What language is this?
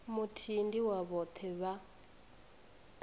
Venda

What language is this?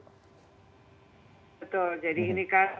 Indonesian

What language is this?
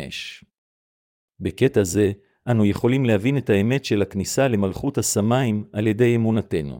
Hebrew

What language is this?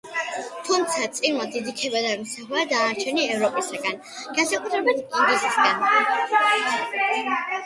Georgian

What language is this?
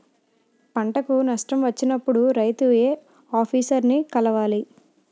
Telugu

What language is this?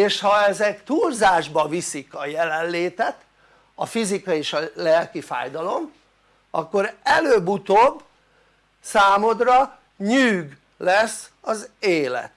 Hungarian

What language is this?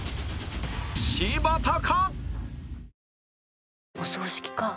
Japanese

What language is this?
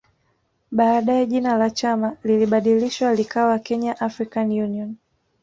Swahili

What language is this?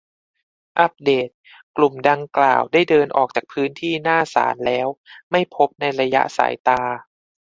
Thai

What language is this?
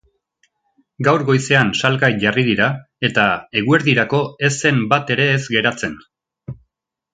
Basque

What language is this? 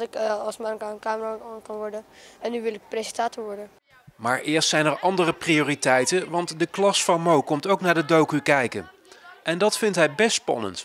Dutch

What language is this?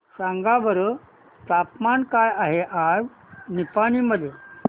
Marathi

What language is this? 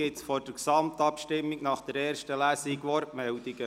Swiss German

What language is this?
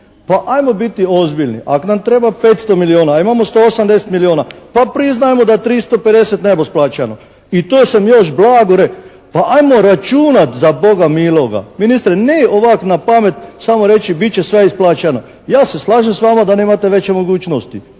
Croatian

